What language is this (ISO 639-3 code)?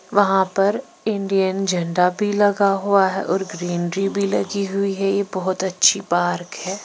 hin